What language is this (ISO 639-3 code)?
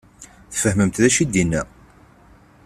kab